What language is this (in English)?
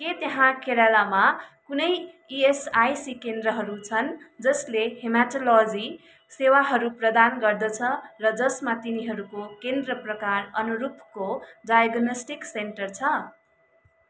Nepali